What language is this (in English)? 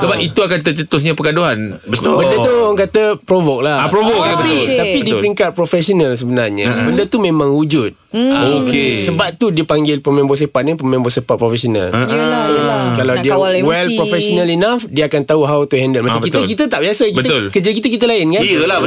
Malay